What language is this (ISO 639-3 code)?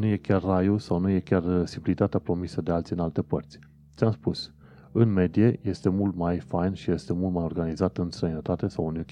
ron